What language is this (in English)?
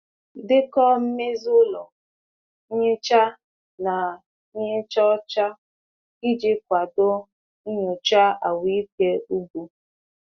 Igbo